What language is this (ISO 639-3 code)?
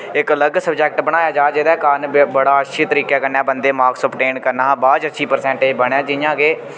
doi